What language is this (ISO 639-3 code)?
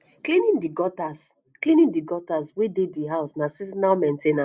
pcm